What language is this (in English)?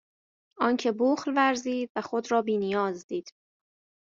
Persian